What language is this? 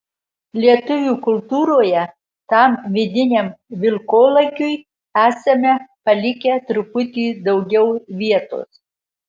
Lithuanian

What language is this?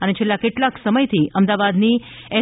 Gujarati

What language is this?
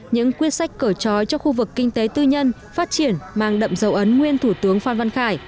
Vietnamese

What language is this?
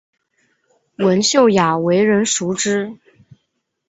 Chinese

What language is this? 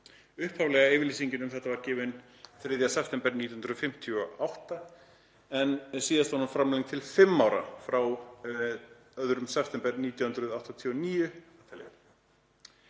Icelandic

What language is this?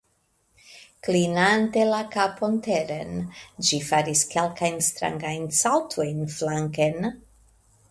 Esperanto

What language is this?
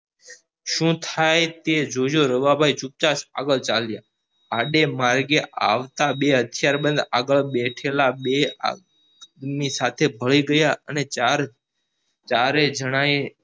Gujarati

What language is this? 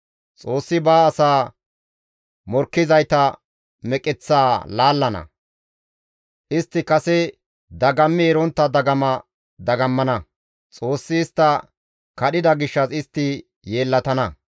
Gamo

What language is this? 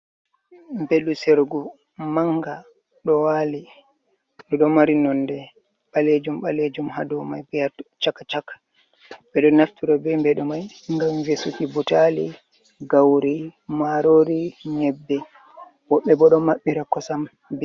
Fula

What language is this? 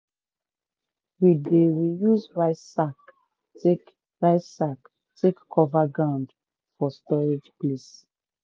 Nigerian Pidgin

